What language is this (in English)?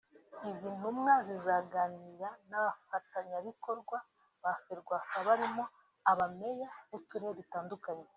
Kinyarwanda